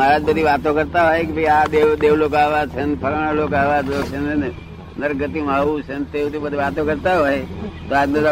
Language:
Gujarati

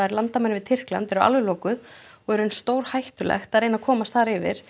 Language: Icelandic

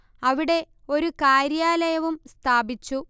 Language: Malayalam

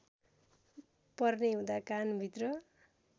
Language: Nepali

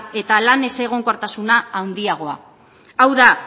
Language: Basque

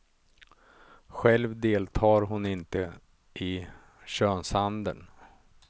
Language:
Swedish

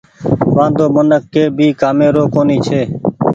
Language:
Goaria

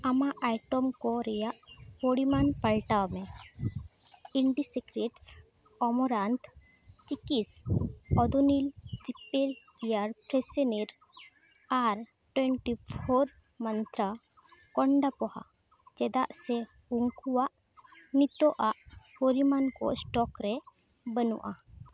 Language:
Santali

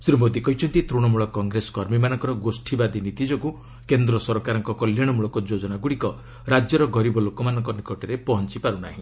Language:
Odia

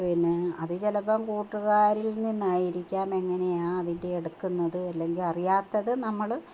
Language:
Malayalam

